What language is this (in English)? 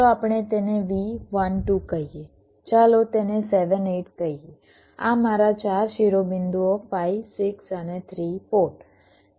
Gujarati